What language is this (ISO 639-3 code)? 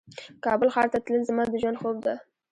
pus